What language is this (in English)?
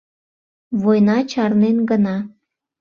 Mari